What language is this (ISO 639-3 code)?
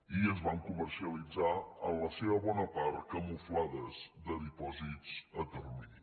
cat